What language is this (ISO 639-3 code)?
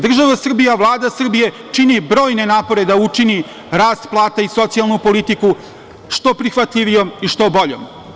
srp